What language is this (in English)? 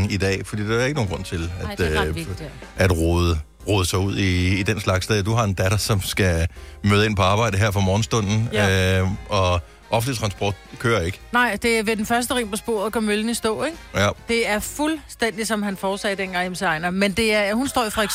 Danish